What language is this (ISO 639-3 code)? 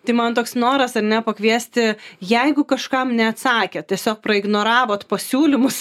lit